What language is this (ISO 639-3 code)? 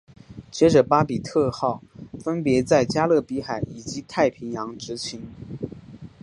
zho